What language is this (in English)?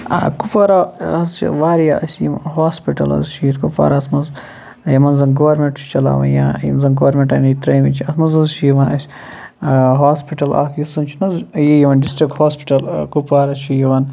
Kashmiri